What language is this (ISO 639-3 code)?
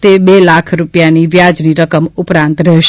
guj